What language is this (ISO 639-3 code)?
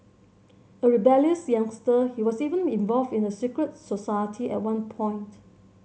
eng